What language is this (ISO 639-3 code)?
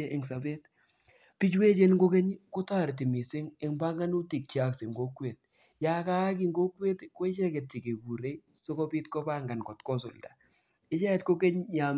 kln